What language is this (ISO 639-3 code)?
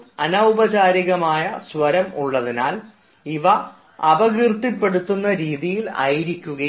mal